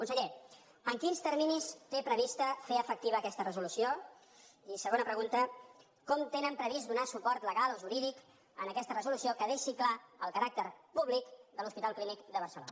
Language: Catalan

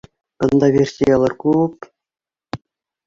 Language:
Bashkir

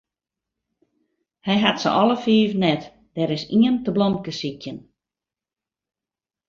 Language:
Western Frisian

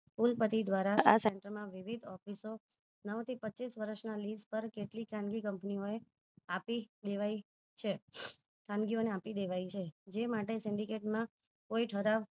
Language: Gujarati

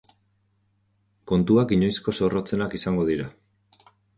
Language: Basque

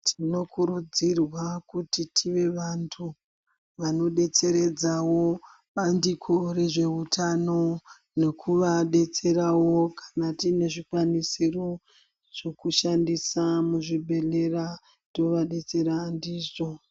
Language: Ndau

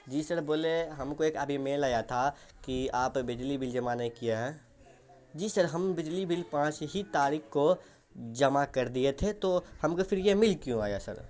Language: Urdu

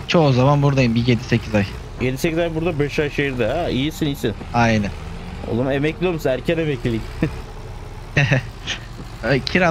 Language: Turkish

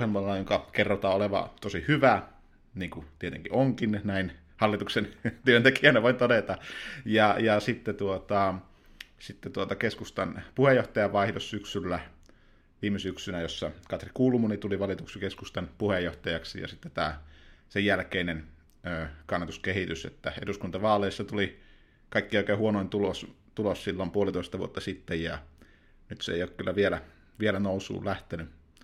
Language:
Finnish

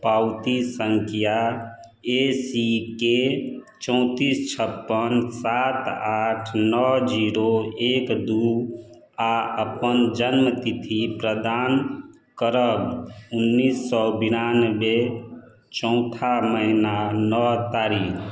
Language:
Maithili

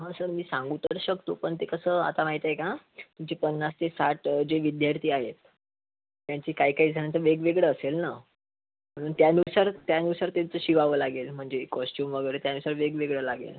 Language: Marathi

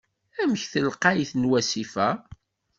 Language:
Kabyle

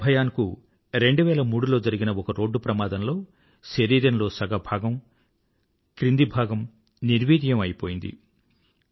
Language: Telugu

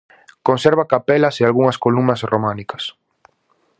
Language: Galician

